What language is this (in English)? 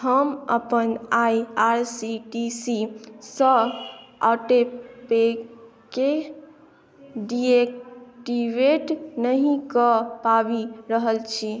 Maithili